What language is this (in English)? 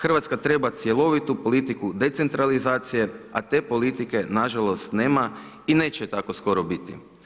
Croatian